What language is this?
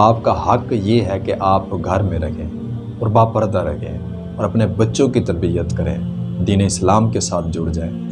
Urdu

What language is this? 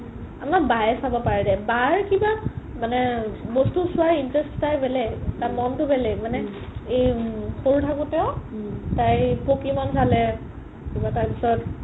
Assamese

